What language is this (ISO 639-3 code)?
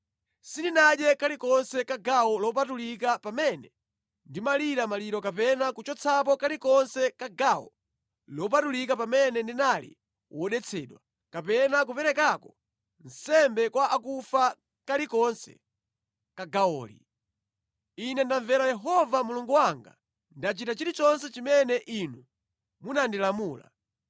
nya